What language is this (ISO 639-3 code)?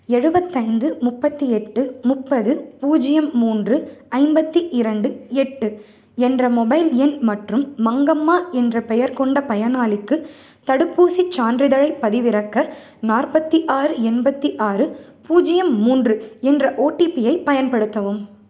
tam